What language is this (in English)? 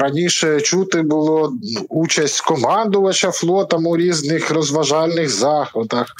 Ukrainian